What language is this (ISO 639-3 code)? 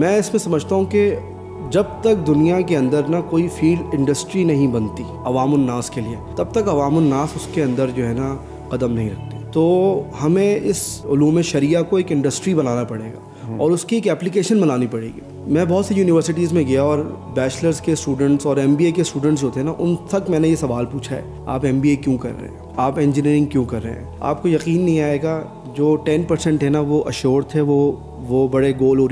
hin